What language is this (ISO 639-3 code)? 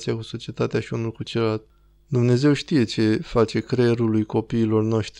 ron